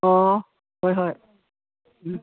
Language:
Manipuri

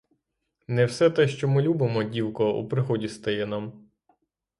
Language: Ukrainian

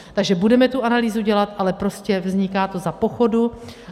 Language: Czech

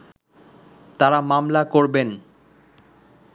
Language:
Bangla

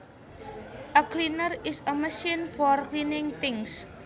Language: Javanese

